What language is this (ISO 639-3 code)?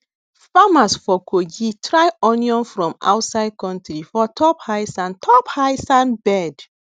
pcm